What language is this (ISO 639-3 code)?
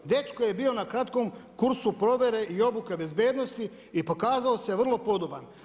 hrv